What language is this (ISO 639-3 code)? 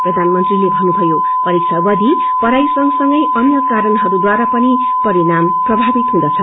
nep